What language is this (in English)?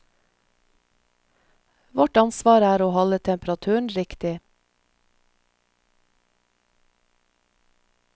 Norwegian